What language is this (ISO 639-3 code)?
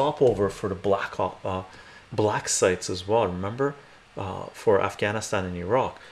eng